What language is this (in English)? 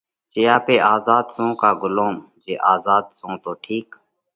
Parkari Koli